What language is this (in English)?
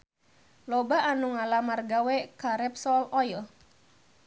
Sundanese